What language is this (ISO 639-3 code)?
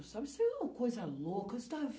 por